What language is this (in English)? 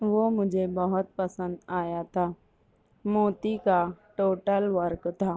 Urdu